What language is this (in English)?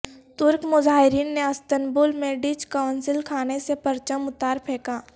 Urdu